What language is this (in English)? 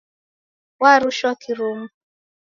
Taita